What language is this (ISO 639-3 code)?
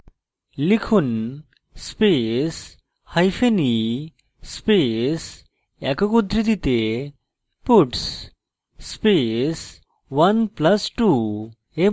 ben